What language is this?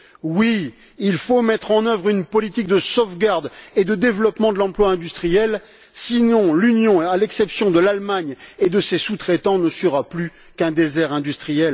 French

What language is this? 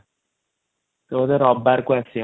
Odia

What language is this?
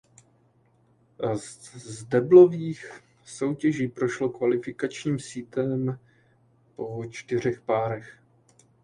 Czech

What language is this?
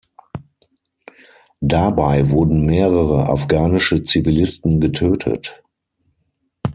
German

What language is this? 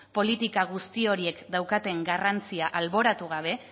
Basque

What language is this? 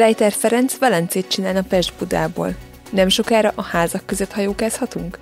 Hungarian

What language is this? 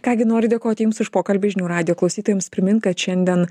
Lithuanian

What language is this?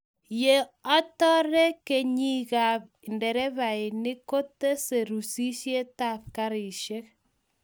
Kalenjin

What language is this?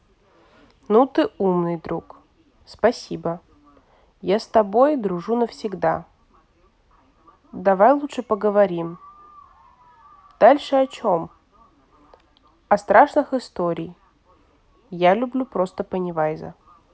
Russian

